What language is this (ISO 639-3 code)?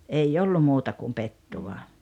fin